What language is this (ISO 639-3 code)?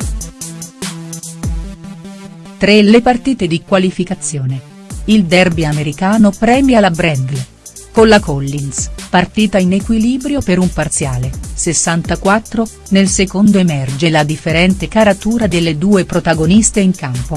ita